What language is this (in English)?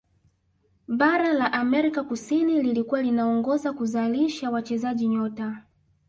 Swahili